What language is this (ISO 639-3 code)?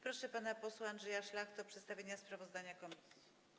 pol